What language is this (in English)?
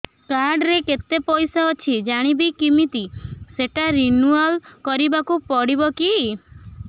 Odia